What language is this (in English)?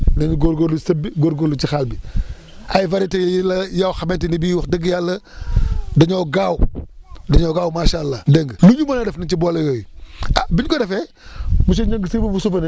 Wolof